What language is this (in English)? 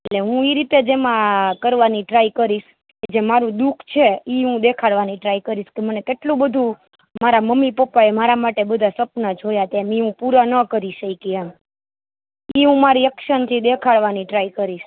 Gujarati